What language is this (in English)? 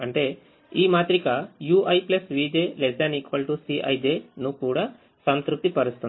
Telugu